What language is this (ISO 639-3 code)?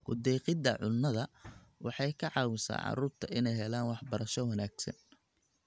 som